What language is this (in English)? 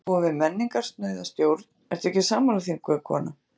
Icelandic